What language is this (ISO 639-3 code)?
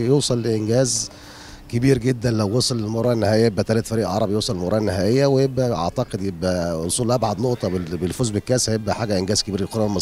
ara